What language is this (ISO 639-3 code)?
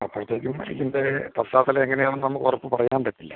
mal